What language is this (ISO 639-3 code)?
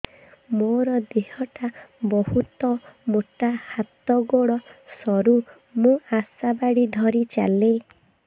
ori